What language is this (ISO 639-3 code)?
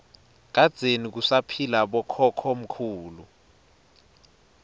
ssw